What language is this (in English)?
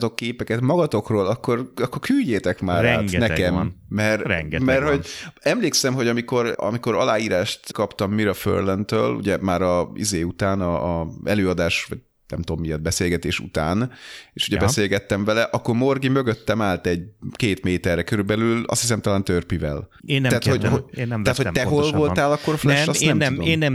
Hungarian